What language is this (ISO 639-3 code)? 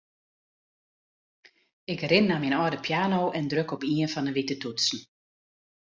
fry